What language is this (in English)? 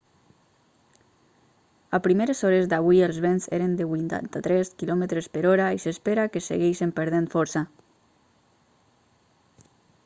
Catalan